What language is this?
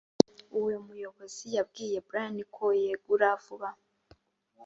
Kinyarwanda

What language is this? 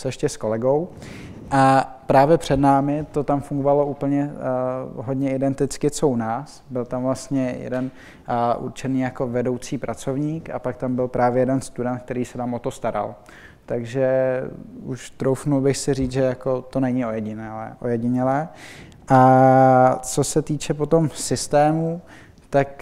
Czech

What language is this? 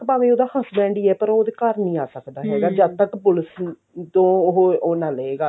Punjabi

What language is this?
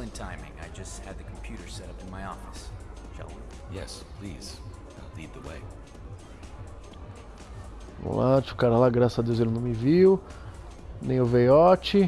Portuguese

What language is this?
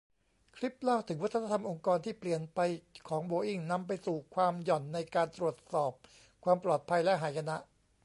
Thai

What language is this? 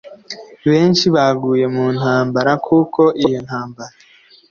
Kinyarwanda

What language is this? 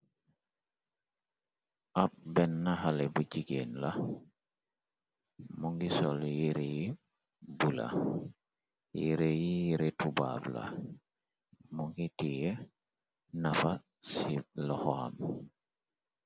Wolof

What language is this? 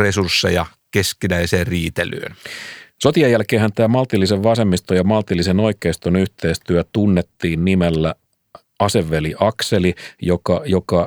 Finnish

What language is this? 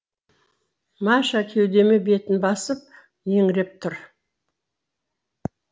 Kazakh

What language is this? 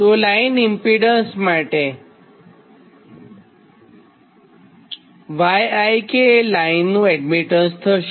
Gujarati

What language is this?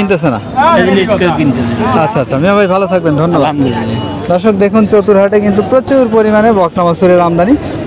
Romanian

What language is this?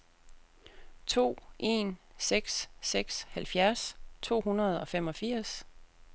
Danish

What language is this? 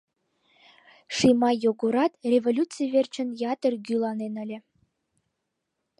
Mari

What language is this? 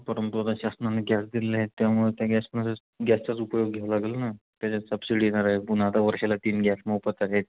Marathi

